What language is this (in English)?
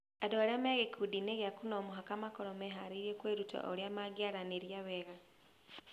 Kikuyu